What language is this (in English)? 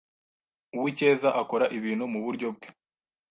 Kinyarwanda